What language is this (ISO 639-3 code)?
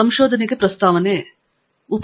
kan